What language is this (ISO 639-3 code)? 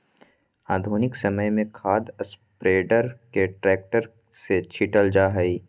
mag